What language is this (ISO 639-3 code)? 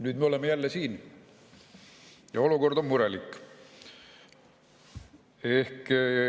est